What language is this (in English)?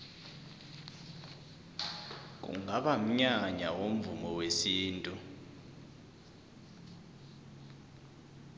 South Ndebele